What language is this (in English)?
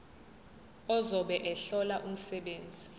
Zulu